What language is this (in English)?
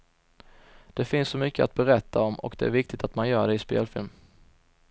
Swedish